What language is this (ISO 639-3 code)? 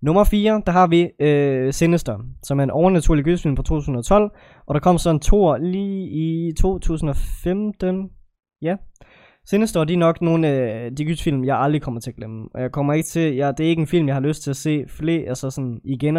dan